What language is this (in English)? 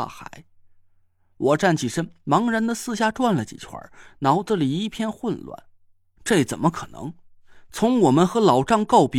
Chinese